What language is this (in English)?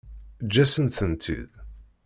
Kabyle